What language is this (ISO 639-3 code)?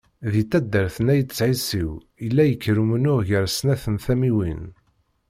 kab